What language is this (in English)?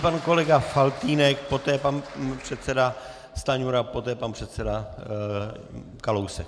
Czech